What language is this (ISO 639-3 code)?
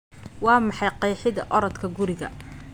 som